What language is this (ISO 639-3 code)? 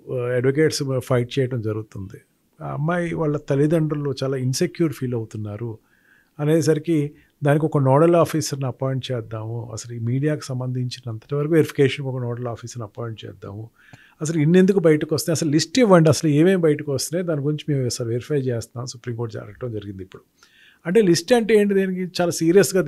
tel